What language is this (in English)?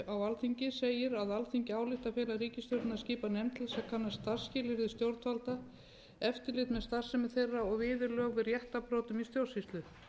Icelandic